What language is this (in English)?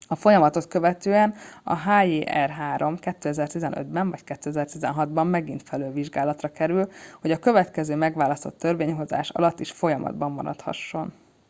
Hungarian